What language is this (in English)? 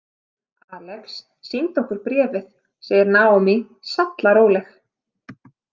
Icelandic